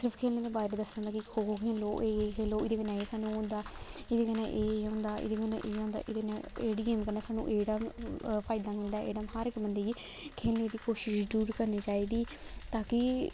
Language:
Dogri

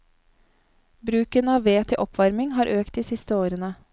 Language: Norwegian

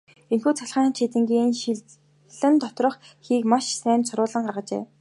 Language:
Mongolian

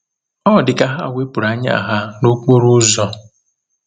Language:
Igbo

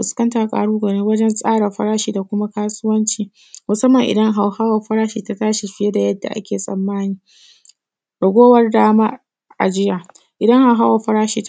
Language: Hausa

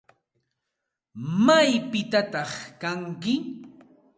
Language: Santa Ana de Tusi Pasco Quechua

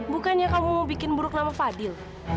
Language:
Indonesian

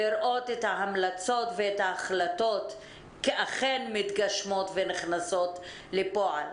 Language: Hebrew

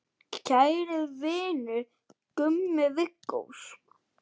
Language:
Icelandic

